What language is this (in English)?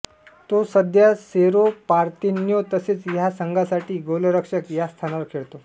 Marathi